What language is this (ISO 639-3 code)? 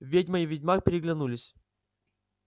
rus